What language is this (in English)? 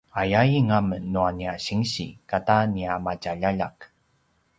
Paiwan